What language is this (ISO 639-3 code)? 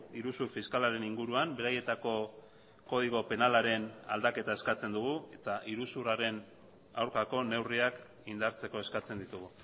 eus